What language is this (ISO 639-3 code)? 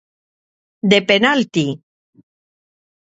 glg